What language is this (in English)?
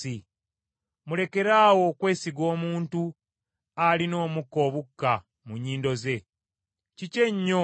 Ganda